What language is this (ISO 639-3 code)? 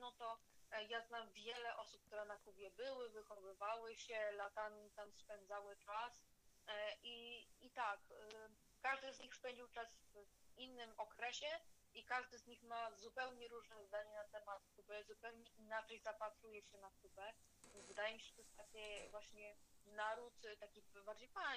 pol